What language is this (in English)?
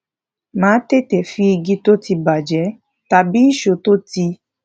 Yoruba